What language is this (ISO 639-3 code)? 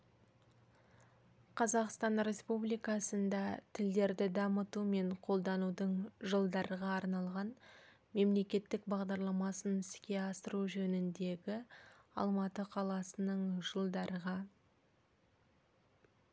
kaz